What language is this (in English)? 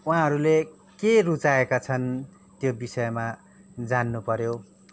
Nepali